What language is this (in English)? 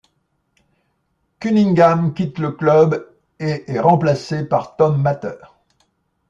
French